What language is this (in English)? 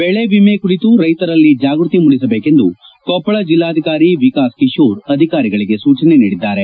Kannada